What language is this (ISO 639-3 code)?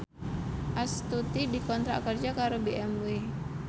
jav